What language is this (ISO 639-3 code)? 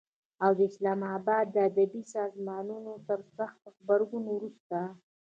pus